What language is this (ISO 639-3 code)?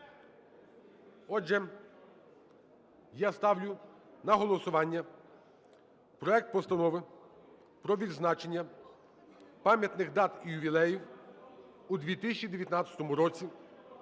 ukr